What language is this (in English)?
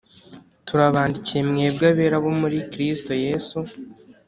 Kinyarwanda